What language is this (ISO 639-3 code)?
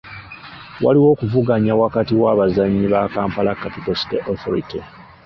lug